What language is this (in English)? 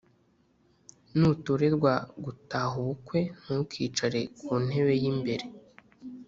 Kinyarwanda